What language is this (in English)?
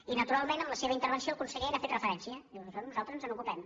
Catalan